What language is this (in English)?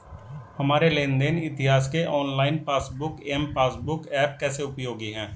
Hindi